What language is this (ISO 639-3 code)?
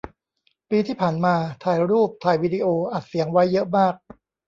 tha